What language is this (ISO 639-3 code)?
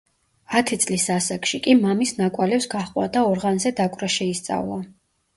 kat